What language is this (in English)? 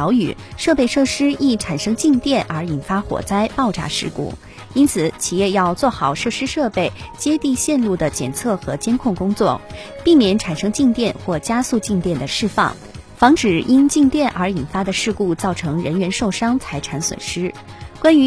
Chinese